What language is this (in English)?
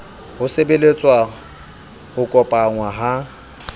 Southern Sotho